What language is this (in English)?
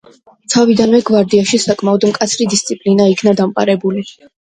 Georgian